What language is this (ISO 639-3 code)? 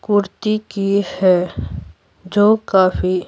hin